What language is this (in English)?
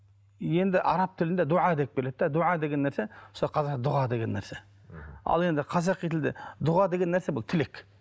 Kazakh